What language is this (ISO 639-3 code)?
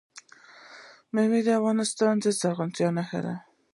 pus